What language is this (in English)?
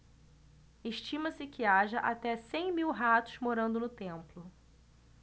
Portuguese